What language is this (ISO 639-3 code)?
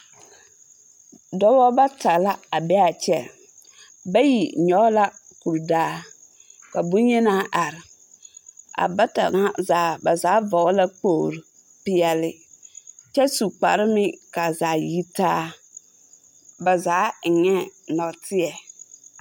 dga